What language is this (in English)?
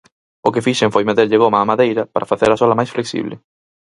Galician